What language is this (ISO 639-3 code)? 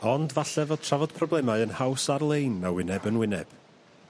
cym